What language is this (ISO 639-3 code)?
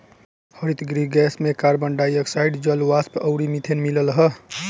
bho